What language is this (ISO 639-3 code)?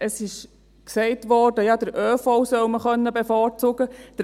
gsw